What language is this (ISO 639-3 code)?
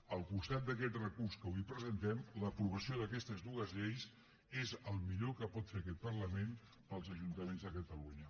cat